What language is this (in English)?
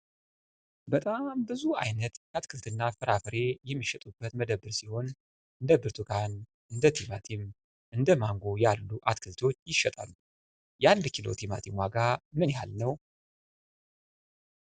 Amharic